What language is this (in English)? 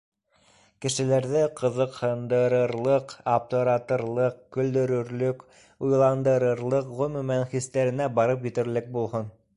Bashkir